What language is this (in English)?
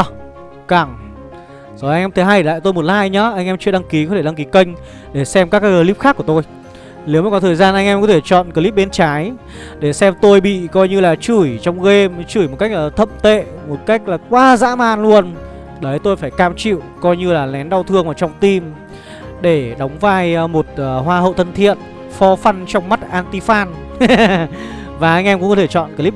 Vietnamese